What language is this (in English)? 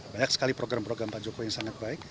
Indonesian